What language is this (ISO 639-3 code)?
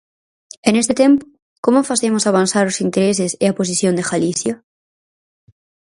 glg